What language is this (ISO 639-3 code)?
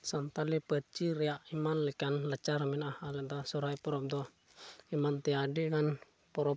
sat